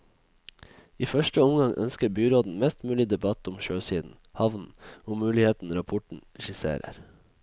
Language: Norwegian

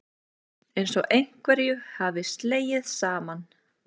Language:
Icelandic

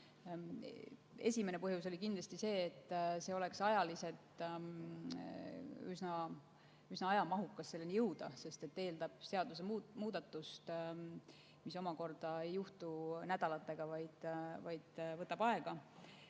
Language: Estonian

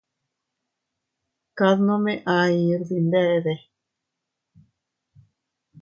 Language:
Teutila Cuicatec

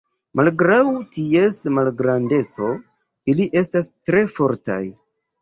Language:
Esperanto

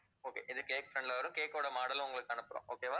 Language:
Tamil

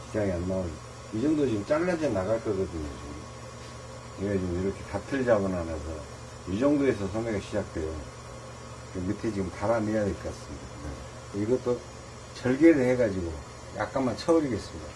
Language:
Korean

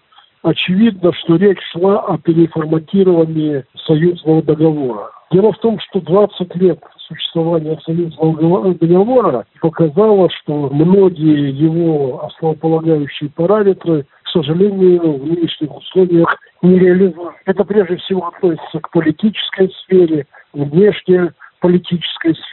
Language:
Russian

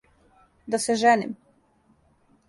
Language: Serbian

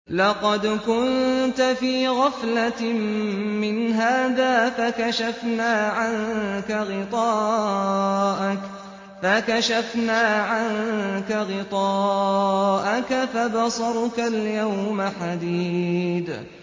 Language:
Arabic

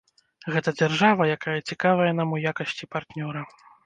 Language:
Belarusian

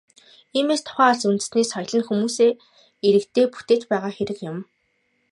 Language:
Mongolian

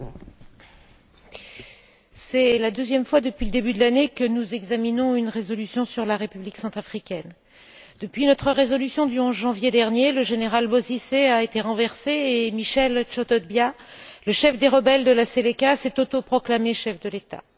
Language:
French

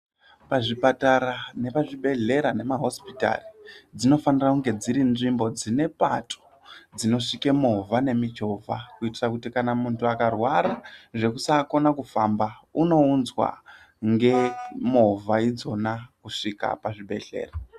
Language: Ndau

